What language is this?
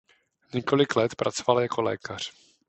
Czech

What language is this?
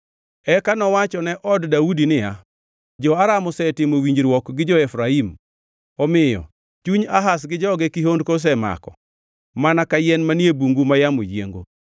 Luo (Kenya and Tanzania)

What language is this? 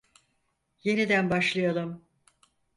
Turkish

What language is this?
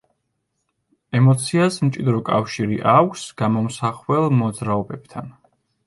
Georgian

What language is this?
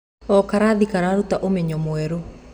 Kikuyu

